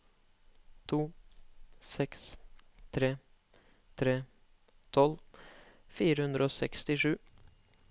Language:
Norwegian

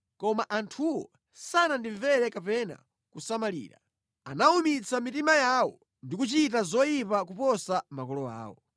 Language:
Nyanja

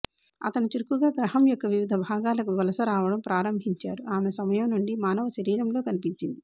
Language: Telugu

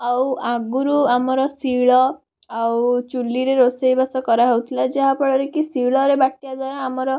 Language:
Odia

